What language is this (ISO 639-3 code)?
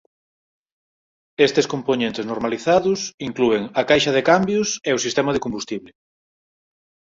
glg